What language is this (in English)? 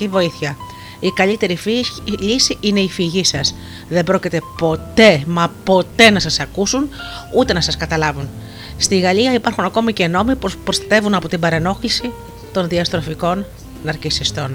Greek